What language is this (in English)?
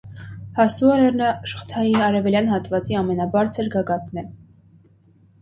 Armenian